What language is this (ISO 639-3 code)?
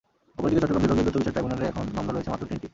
ben